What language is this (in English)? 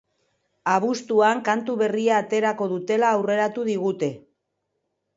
Basque